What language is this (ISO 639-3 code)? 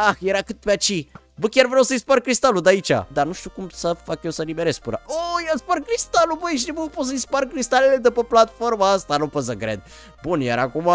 ron